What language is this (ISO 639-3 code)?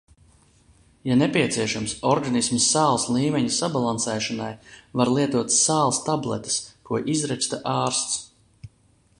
lav